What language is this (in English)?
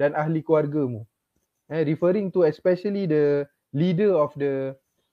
Malay